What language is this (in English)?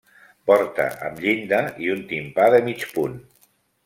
Catalan